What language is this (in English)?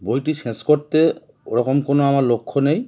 Bangla